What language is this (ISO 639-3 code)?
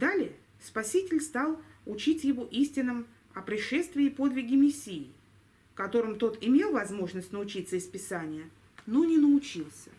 rus